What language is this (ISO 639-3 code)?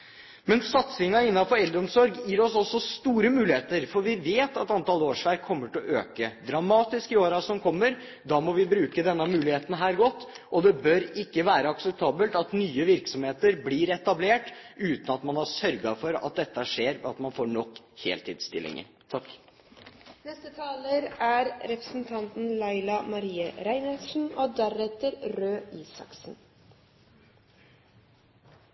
nor